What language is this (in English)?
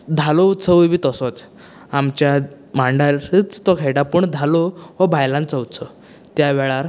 Konkani